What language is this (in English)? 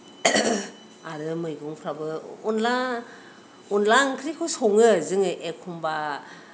Bodo